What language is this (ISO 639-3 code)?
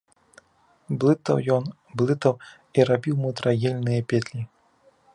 bel